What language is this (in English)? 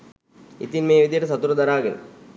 Sinhala